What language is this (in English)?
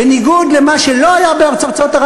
Hebrew